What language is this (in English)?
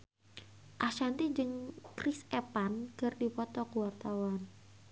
Sundanese